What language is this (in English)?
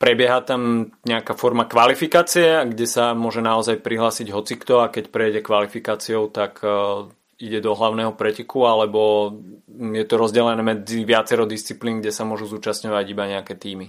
Slovak